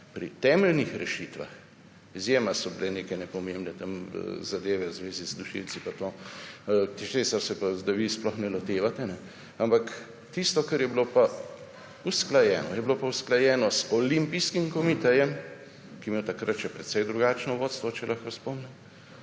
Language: Slovenian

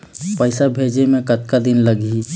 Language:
Chhattisgarhi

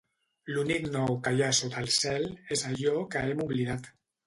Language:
Catalan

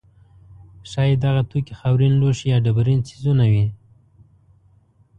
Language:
Pashto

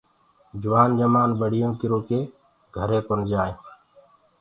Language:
Gurgula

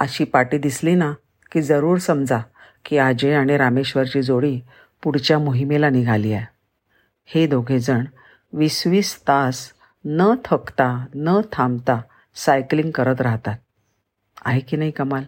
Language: Marathi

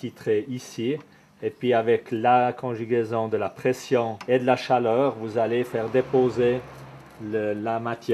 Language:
French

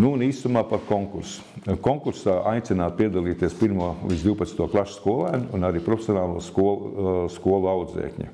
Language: Latvian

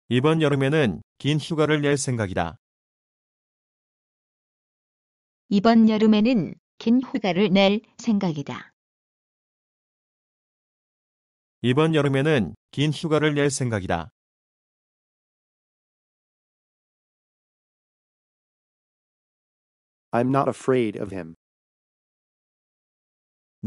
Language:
Korean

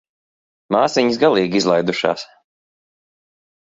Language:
Latvian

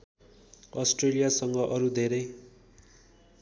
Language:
Nepali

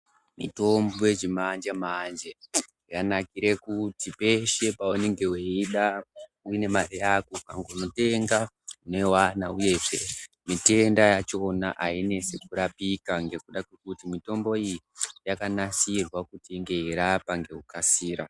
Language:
Ndau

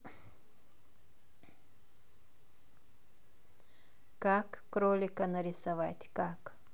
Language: Russian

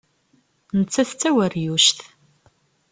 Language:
Kabyle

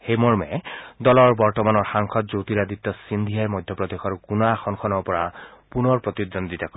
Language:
Assamese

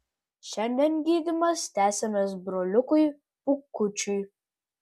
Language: Lithuanian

